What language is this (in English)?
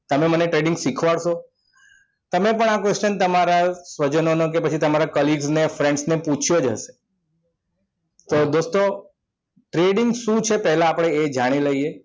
Gujarati